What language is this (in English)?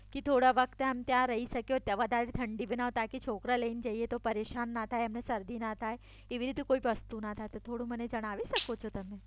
Gujarati